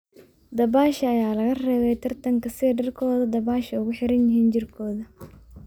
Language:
Somali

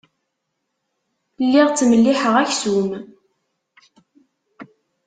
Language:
Kabyle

